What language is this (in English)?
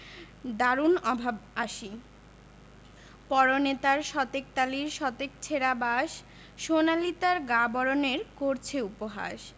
Bangla